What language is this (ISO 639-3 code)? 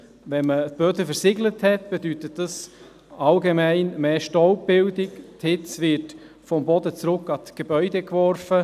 gsw